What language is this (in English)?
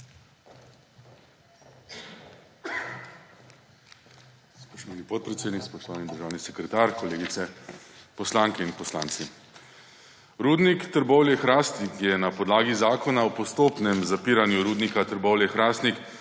Slovenian